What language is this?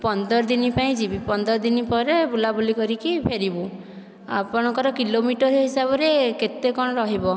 Odia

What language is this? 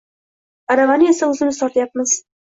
Uzbek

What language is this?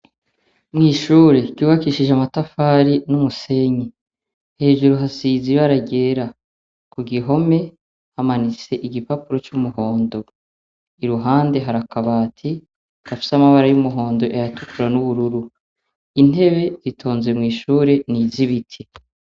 Rundi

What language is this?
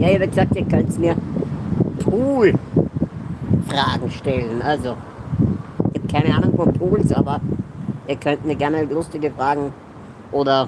German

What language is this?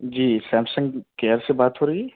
Urdu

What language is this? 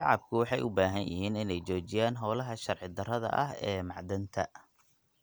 Somali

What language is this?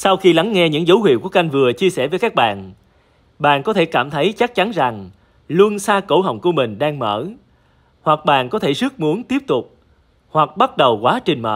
Vietnamese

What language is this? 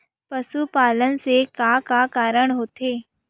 Chhattisgarhi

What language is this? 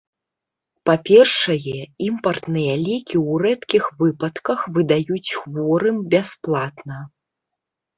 Belarusian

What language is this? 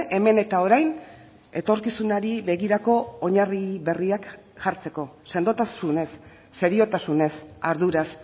Basque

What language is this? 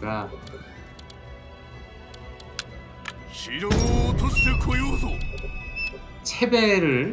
Korean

